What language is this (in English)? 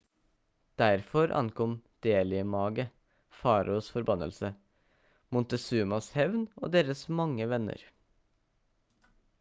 Norwegian Bokmål